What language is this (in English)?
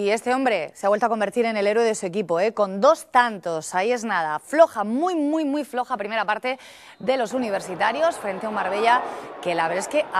Spanish